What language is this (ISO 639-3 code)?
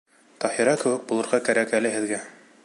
bak